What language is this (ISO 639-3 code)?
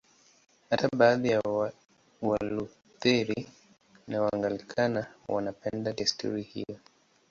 swa